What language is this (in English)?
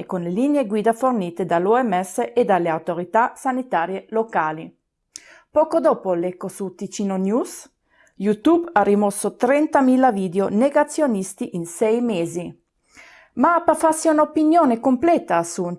Italian